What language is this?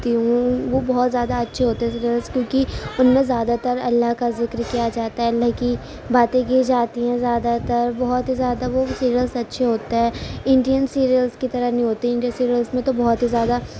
Urdu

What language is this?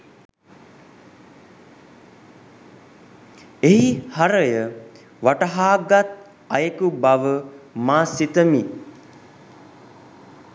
Sinhala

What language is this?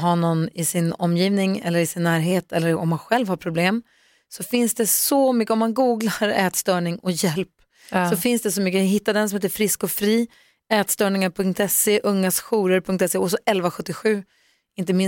Swedish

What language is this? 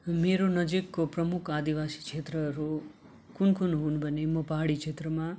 Nepali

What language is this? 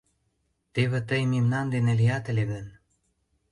Mari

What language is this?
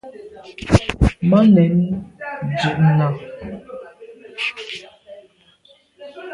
Medumba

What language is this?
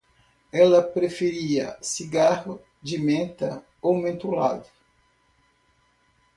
Portuguese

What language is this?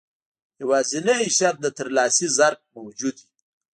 Pashto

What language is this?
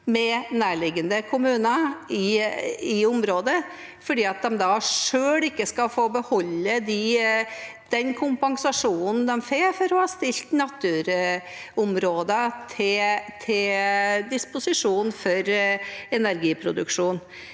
Norwegian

